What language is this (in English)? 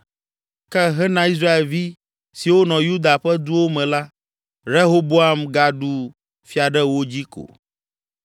Ewe